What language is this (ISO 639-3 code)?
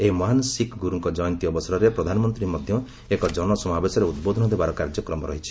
ori